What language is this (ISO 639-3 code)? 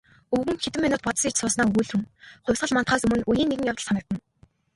mon